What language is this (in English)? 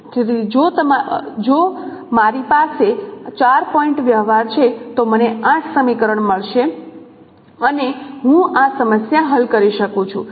Gujarati